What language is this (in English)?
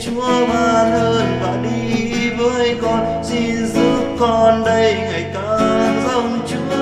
Vietnamese